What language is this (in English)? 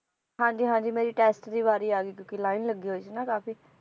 Punjabi